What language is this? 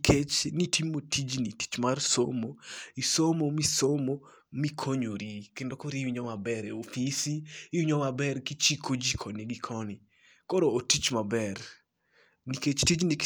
Luo (Kenya and Tanzania)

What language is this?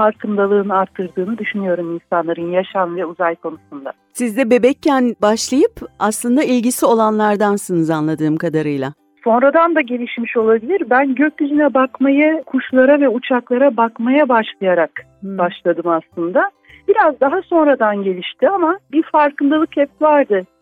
Turkish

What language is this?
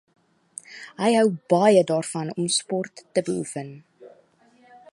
Afrikaans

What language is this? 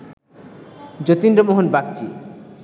Bangla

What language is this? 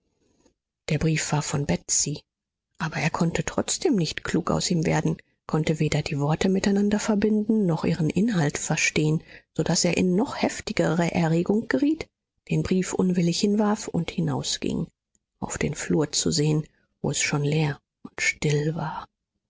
German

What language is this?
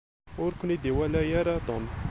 Kabyle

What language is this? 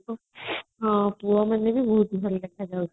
Odia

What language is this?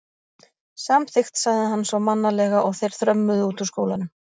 Icelandic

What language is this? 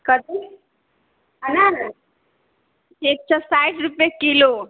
Maithili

